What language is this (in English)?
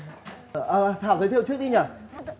Vietnamese